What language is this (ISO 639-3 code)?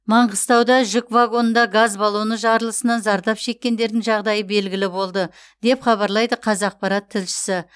kaz